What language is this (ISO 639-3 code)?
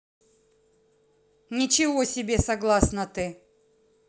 rus